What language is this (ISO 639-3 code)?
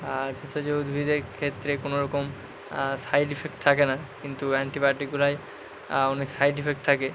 ben